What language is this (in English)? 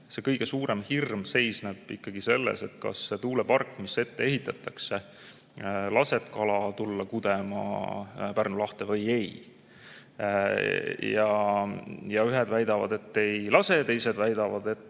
Estonian